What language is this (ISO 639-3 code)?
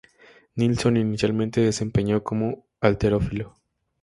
spa